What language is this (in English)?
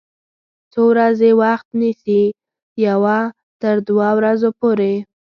Pashto